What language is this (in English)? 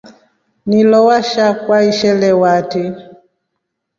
Rombo